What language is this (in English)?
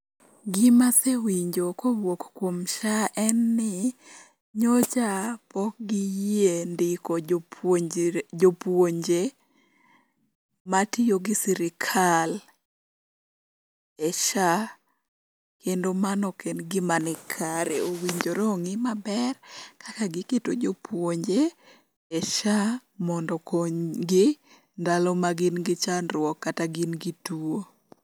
Luo (Kenya and Tanzania)